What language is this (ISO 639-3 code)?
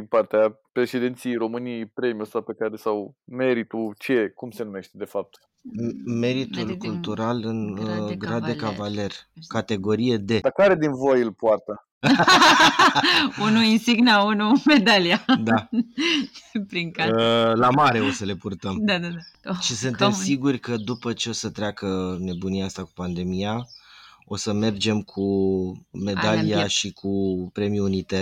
ron